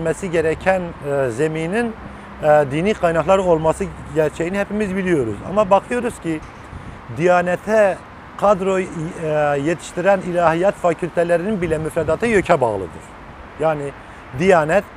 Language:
Turkish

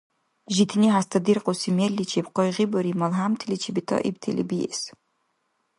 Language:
Dargwa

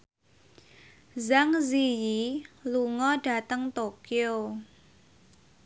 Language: Javanese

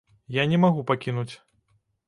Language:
Belarusian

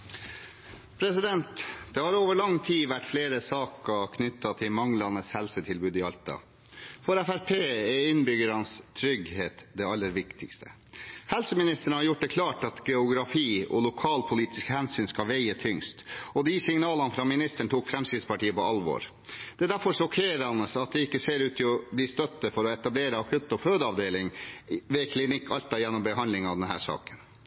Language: Norwegian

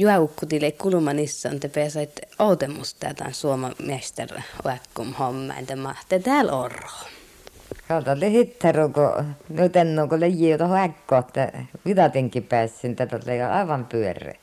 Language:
Finnish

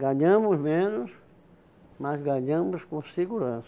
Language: Portuguese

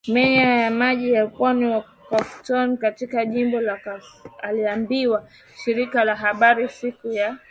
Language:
Swahili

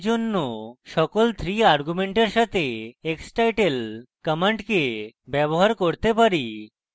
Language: Bangla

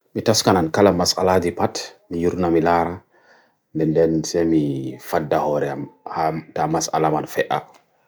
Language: Bagirmi Fulfulde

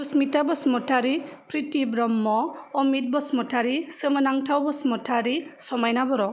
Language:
Bodo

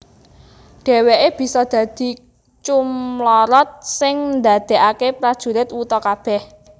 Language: Javanese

